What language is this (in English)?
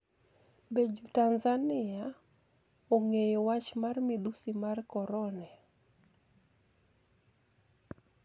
Luo (Kenya and Tanzania)